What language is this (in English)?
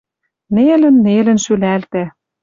Western Mari